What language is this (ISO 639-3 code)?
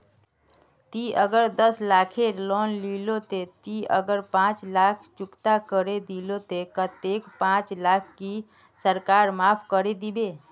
mag